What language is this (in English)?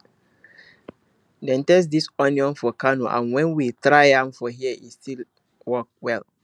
Nigerian Pidgin